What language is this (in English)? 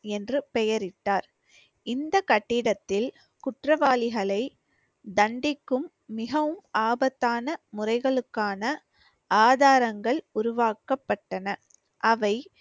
Tamil